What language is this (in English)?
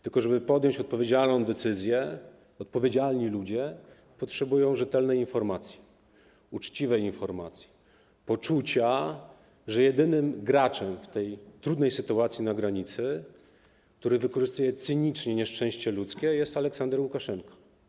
Polish